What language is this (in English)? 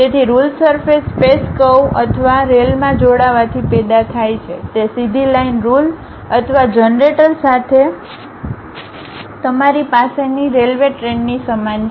Gujarati